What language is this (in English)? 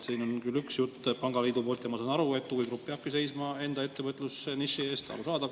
Estonian